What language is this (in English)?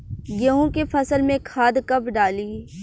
Bhojpuri